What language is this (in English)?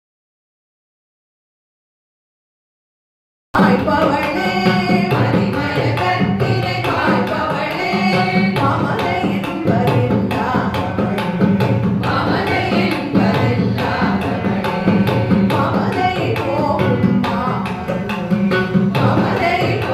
Tamil